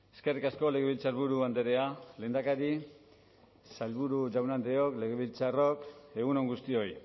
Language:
Basque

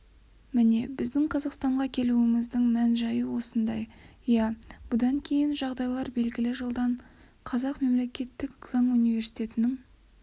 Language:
Kazakh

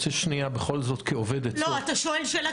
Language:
Hebrew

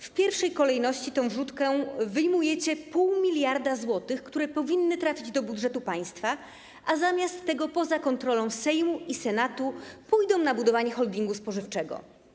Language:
Polish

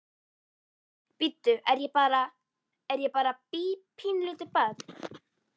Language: Icelandic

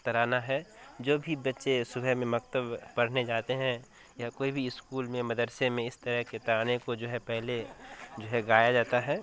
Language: Urdu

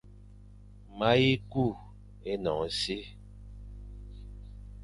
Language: Fang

